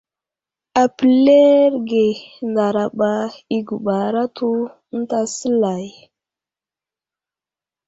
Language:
Wuzlam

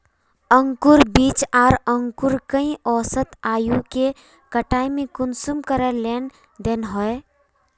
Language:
Magahi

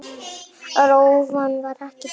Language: Icelandic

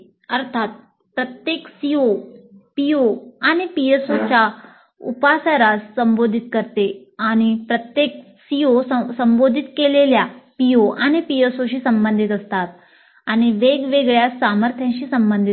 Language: Marathi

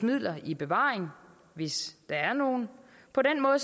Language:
Danish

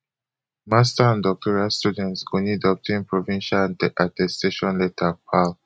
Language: Nigerian Pidgin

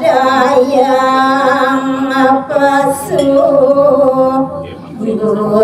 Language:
Indonesian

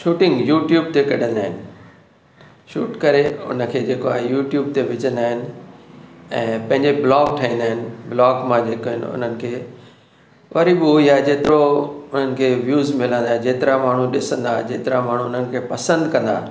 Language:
Sindhi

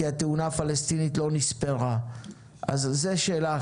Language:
Hebrew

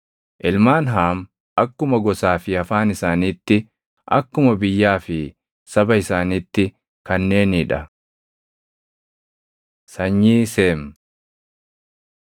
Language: Oromo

